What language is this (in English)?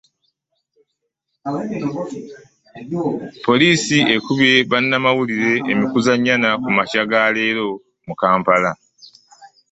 Ganda